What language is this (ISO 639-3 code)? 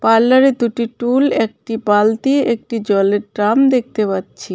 ben